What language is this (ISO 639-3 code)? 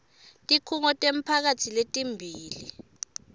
ssw